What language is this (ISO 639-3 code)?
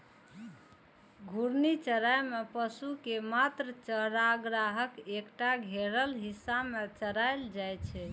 mai